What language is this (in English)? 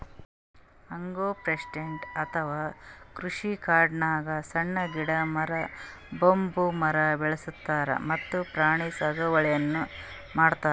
Kannada